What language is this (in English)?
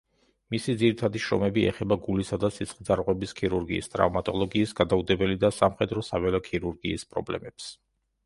Georgian